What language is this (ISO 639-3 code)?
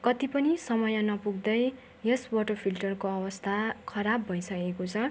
nep